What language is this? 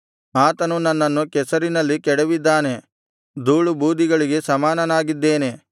Kannada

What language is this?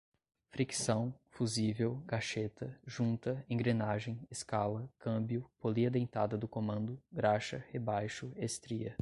Portuguese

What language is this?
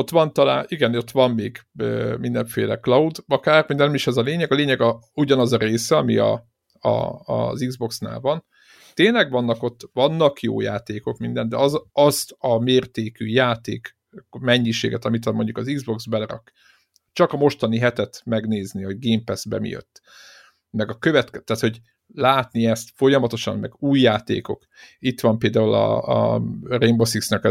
Hungarian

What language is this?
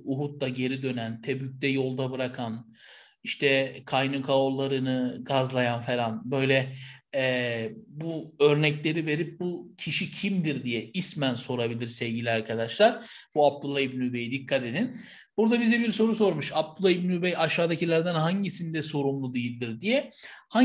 Turkish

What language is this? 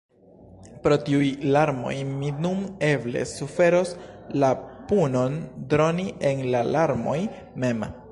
Esperanto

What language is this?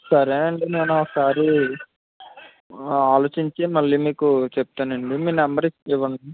Telugu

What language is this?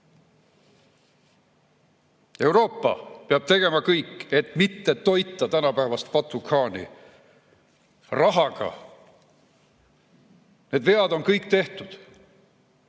Estonian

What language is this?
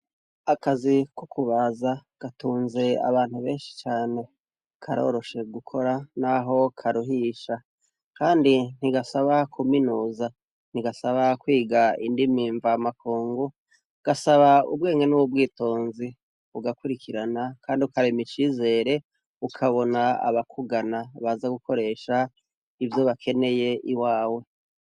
Rundi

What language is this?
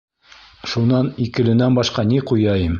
Bashkir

